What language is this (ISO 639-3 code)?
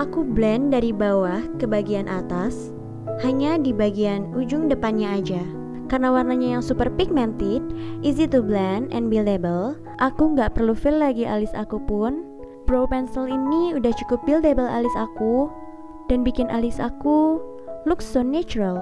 ind